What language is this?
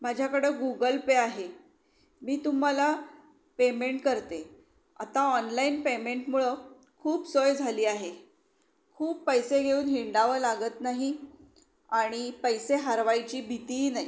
Marathi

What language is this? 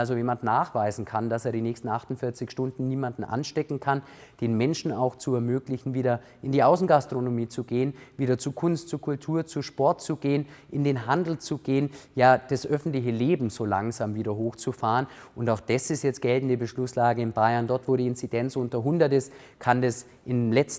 German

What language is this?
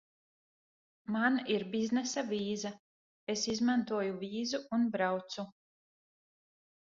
Latvian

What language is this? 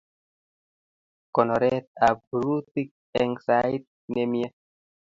Kalenjin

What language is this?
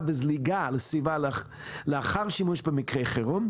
Hebrew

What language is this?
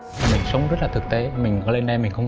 Vietnamese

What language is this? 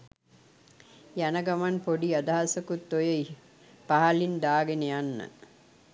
Sinhala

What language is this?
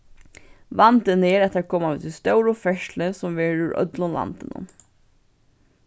Faroese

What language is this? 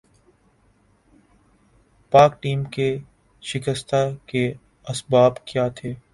Urdu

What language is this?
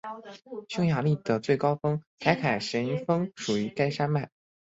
Chinese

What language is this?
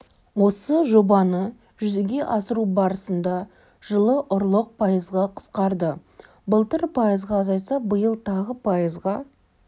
Kazakh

